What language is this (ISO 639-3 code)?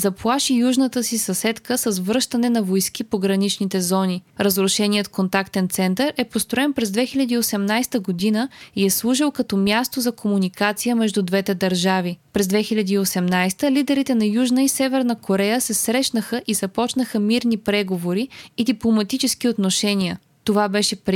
bul